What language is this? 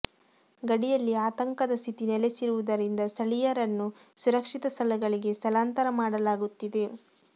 Kannada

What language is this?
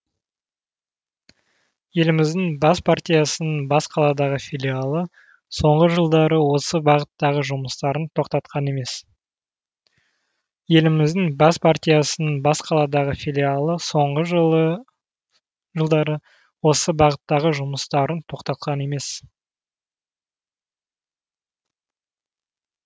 Kazakh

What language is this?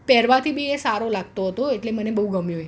Gujarati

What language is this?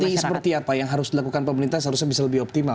Indonesian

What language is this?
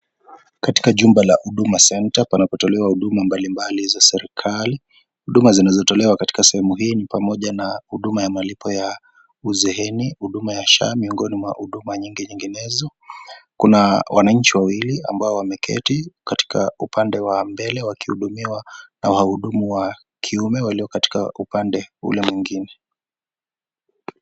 Swahili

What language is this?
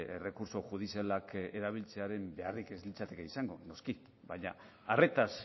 Basque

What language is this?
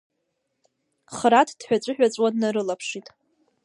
Abkhazian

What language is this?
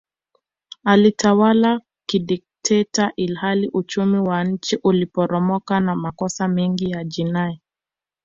Swahili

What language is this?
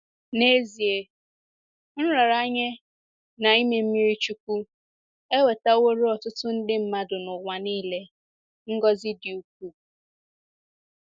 Igbo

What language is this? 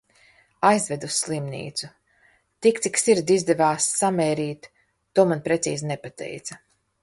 Latvian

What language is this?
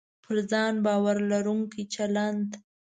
Pashto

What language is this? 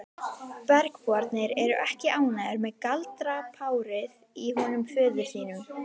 Icelandic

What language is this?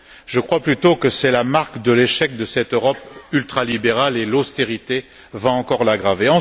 French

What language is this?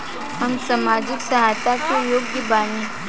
Bhojpuri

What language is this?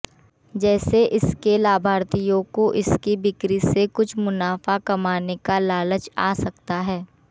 Hindi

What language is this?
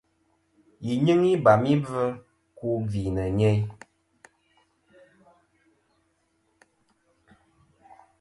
Kom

